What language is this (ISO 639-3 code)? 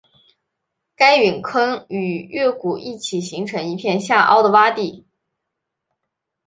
zho